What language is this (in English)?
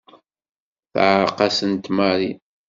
Kabyle